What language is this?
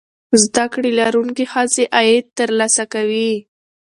Pashto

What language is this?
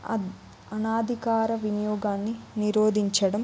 Telugu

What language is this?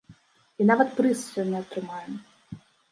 Belarusian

